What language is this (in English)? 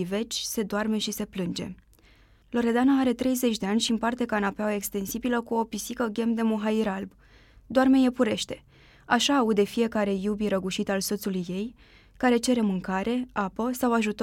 Romanian